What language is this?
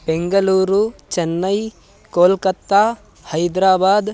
Sanskrit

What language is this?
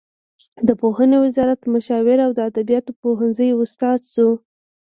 Pashto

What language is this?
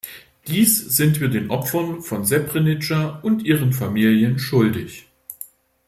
German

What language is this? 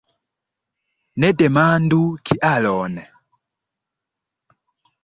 Esperanto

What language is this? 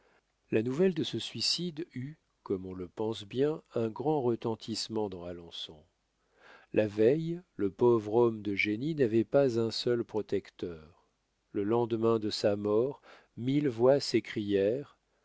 French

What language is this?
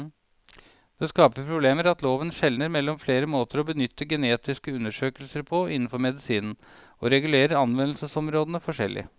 Norwegian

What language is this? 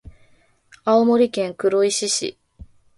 Japanese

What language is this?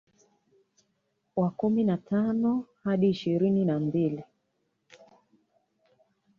Swahili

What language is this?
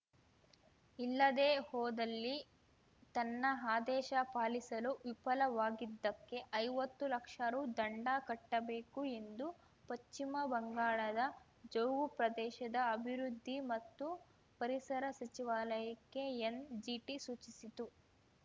Kannada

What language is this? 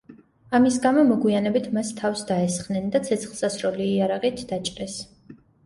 Georgian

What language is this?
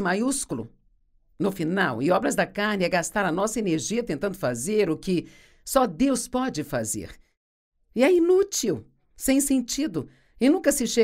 Portuguese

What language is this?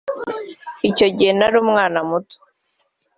Kinyarwanda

